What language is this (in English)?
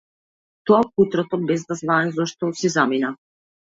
Macedonian